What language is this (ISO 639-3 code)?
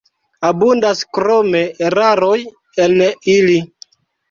epo